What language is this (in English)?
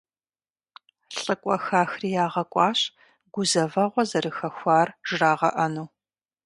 Kabardian